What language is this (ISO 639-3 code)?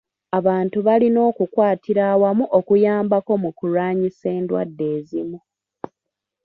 lug